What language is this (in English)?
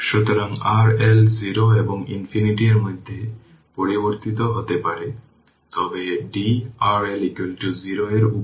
Bangla